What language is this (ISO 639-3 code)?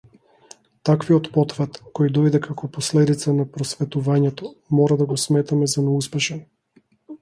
mkd